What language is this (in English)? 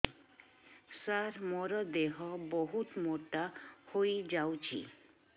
Odia